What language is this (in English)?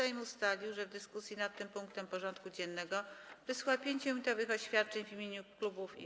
Polish